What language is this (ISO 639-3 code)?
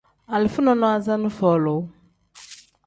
kdh